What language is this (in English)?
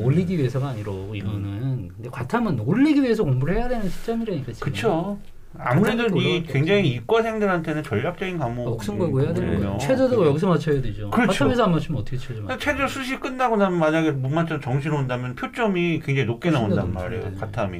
Korean